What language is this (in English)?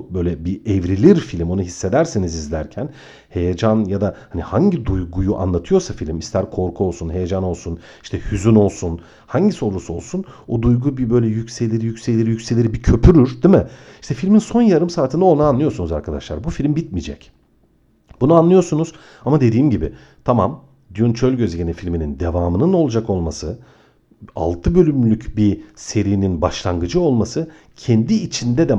Turkish